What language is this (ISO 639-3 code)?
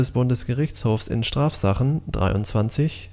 deu